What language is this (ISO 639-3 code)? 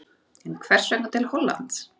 isl